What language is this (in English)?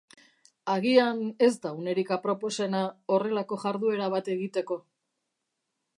Basque